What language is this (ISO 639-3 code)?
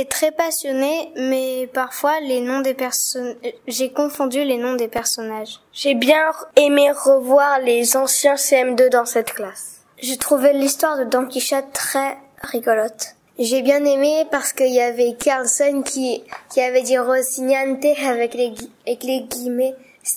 fra